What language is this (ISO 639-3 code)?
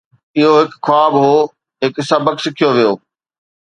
snd